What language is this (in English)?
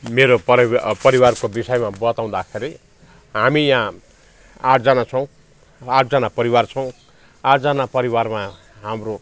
Nepali